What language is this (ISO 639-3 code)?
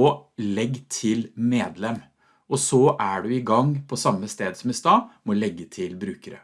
nor